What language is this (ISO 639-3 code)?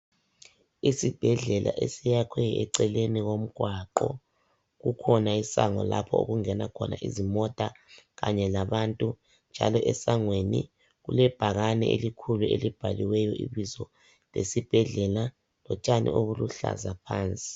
nde